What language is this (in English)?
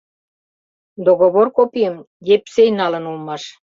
Mari